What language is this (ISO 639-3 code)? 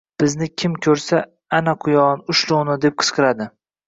uzb